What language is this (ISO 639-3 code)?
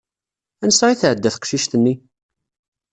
kab